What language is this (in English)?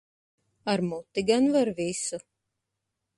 Latvian